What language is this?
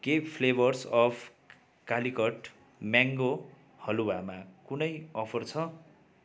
Nepali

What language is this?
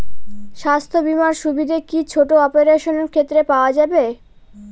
Bangla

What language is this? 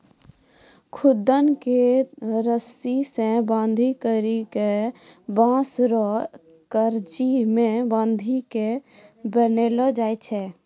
Maithili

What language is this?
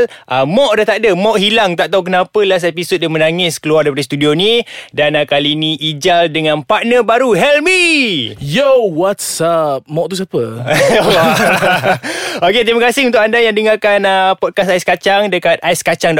Malay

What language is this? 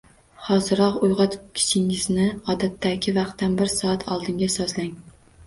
Uzbek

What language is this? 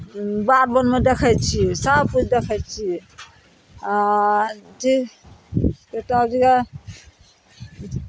Maithili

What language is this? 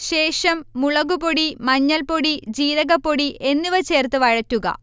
Malayalam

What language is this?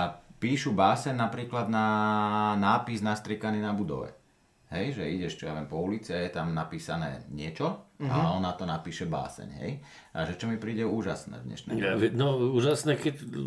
Slovak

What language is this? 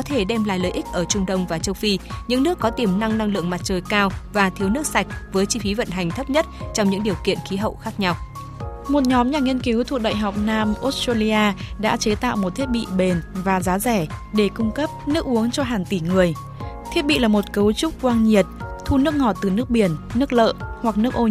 Vietnamese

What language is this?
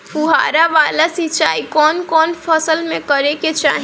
Bhojpuri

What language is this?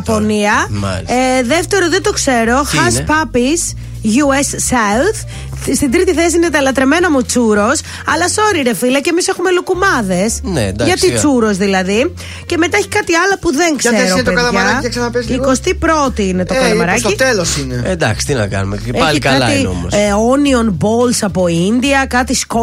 Greek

